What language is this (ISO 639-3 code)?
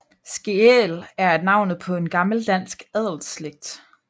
dan